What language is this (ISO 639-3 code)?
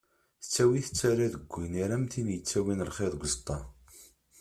kab